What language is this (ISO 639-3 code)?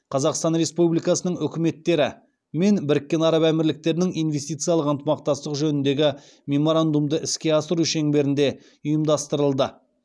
kaz